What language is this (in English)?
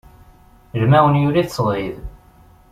Kabyle